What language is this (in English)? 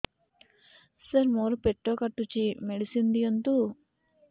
Odia